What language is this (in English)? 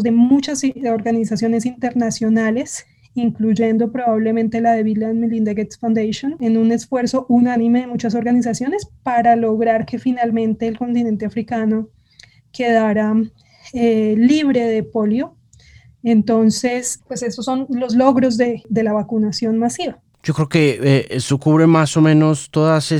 Spanish